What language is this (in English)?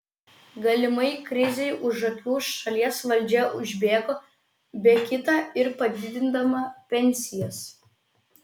Lithuanian